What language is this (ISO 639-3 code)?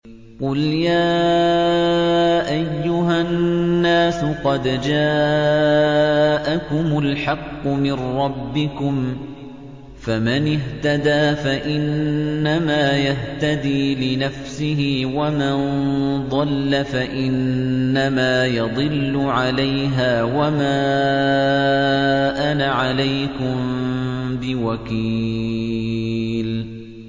ara